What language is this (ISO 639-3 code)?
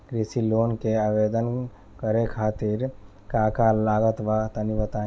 bho